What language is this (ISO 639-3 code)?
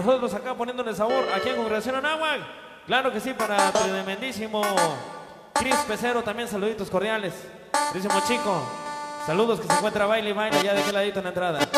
spa